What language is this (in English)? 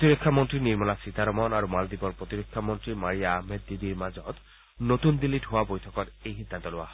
Assamese